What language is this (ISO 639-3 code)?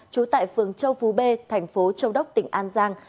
vie